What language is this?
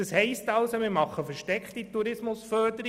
Swiss German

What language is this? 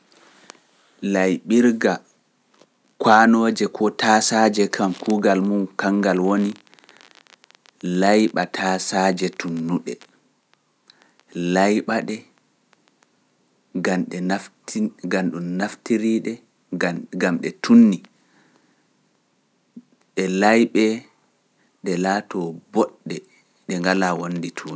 Pular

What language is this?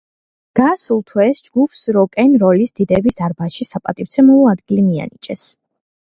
Georgian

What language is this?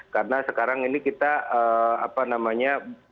Indonesian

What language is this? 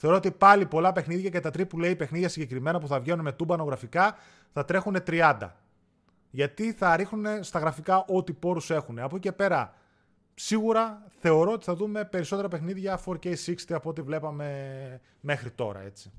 Greek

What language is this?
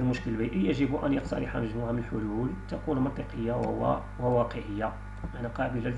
Arabic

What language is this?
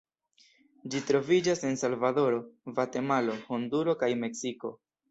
Esperanto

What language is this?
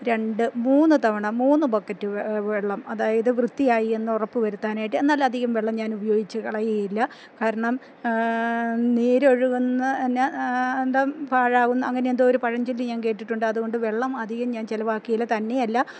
Malayalam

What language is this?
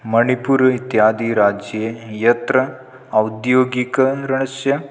Sanskrit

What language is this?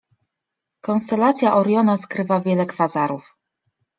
Polish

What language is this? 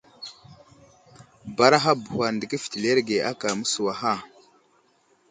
Wuzlam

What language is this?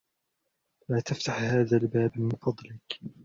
Arabic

